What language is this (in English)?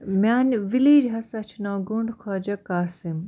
Kashmiri